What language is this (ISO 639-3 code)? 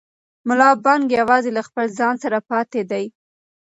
pus